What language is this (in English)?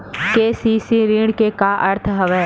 Chhattisgarhi